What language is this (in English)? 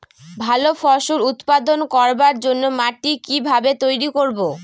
Bangla